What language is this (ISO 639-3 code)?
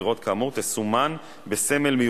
heb